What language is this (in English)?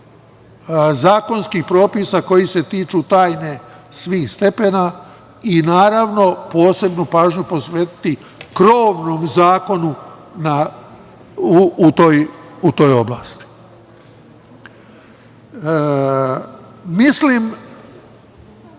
Serbian